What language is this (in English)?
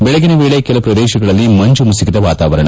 Kannada